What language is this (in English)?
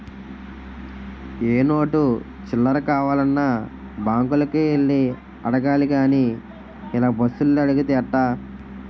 Telugu